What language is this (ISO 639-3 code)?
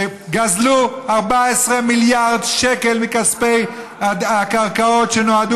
heb